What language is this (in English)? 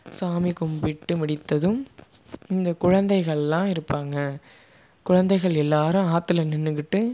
Tamil